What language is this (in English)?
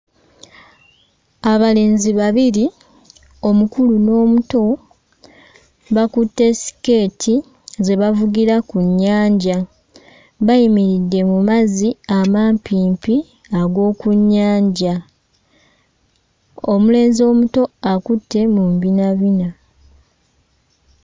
Ganda